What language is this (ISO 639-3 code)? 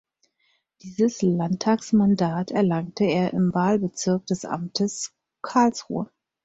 deu